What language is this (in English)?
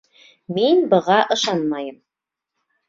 Bashkir